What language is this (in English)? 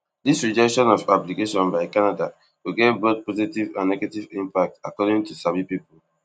Nigerian Pidgin